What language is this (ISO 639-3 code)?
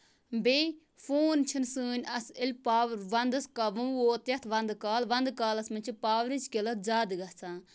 kas